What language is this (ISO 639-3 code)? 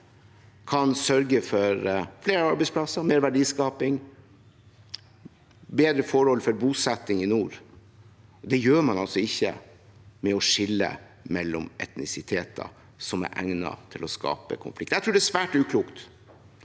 nor